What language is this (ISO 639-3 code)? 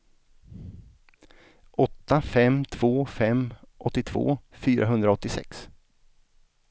swe